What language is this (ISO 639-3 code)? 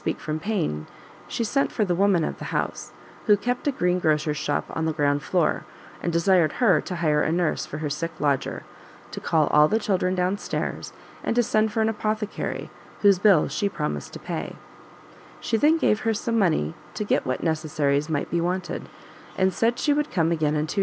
eng